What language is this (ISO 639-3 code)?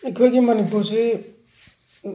mni